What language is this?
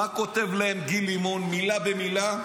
Hebrew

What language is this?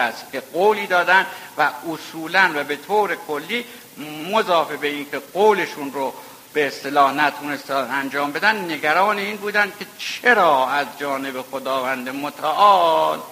Persian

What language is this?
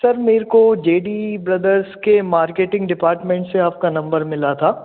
Hindi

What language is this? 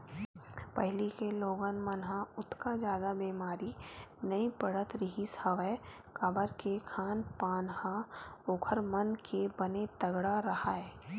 Chhattisgarhi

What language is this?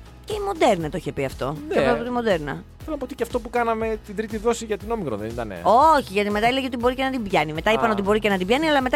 Greek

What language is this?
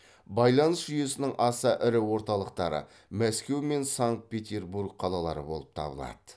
Kazakh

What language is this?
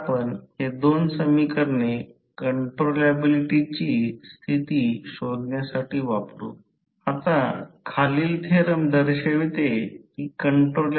Marathi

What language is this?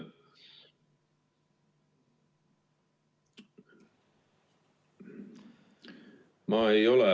Estonian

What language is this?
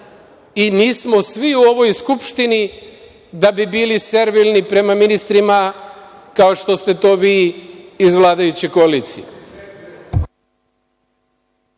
Serbian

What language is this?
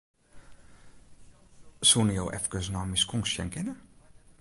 Western Frisian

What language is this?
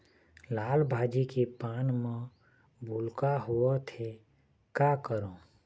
Chhattisgarhi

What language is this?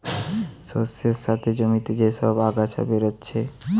Bangla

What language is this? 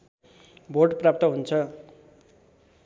Nepali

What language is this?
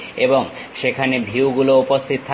Bangla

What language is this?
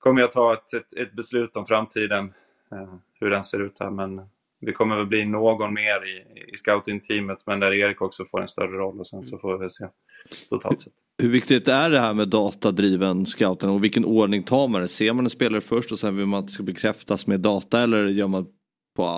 Swedish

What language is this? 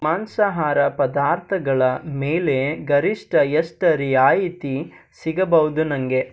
Kannada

